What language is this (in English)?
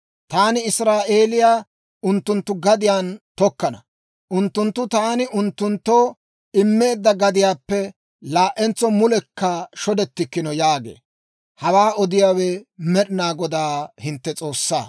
Dawro